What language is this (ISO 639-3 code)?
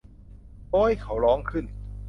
tha